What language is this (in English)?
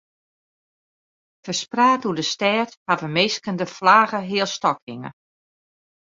Western Frisian